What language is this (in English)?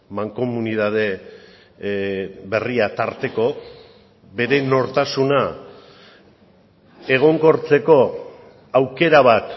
Basque